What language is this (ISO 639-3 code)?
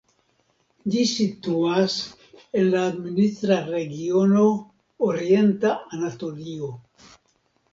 epo